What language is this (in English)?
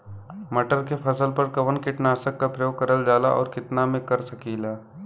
Bhojpuri